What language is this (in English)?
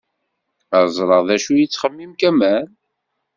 Kabyle